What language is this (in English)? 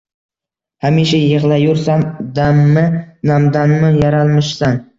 Uzbek